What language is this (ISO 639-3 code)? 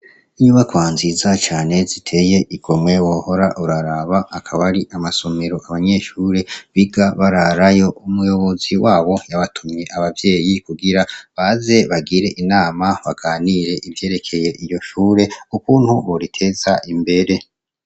run